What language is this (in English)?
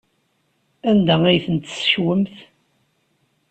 Kabyle